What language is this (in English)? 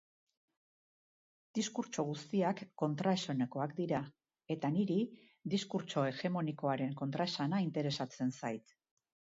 Basque